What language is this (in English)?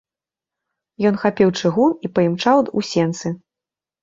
Belarusian